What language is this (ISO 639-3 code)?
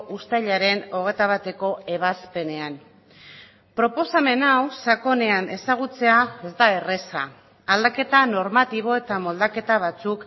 eus